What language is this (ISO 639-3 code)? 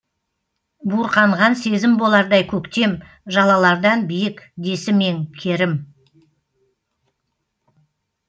kaz